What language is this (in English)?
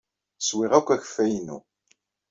Kabyle